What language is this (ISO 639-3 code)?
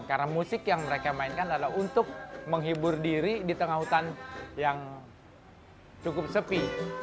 ind